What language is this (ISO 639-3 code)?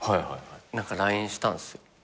jpn